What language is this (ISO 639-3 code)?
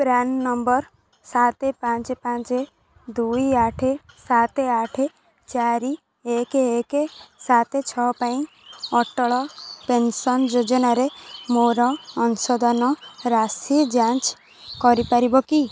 ori